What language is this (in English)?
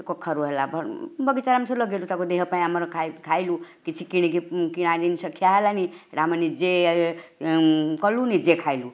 Odia